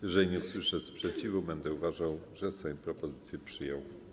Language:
Polish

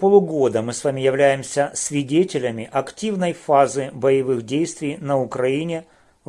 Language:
Russian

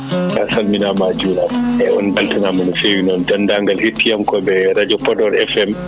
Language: Fula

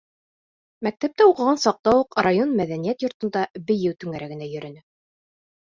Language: Bashkir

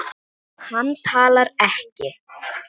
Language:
Icelandic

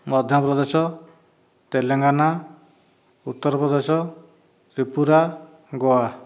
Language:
Odia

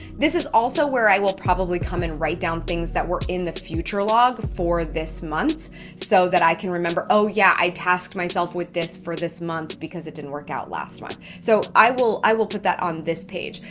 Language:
English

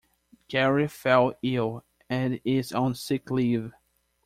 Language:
English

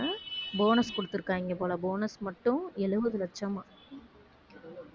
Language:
Tamil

